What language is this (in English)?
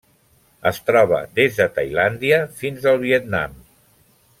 Catalan